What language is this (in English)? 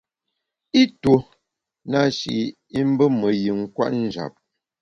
Bamun